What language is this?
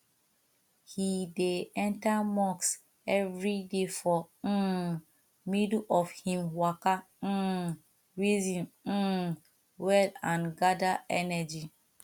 Nigerian Pidgin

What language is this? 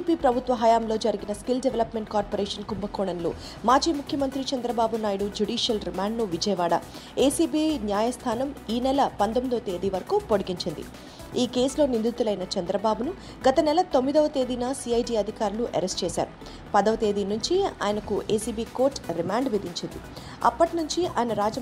Telugu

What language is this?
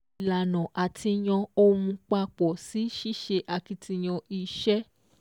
Yoruba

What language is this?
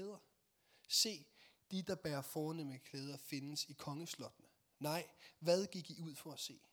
Danish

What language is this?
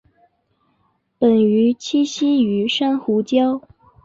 Chinese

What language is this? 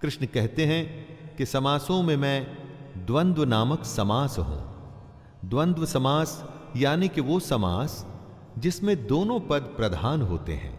Hindi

